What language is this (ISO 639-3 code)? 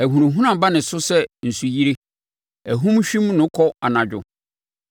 aka